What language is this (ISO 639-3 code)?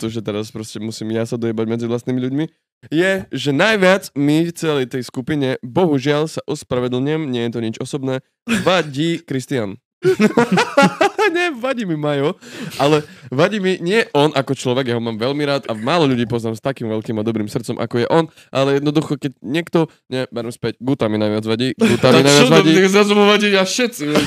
ces